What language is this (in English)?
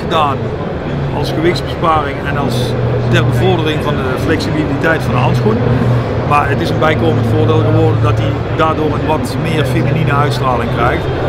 Dutch